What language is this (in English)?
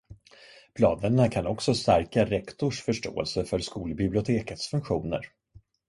Swedish